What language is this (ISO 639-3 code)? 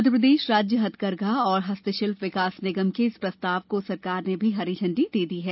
hin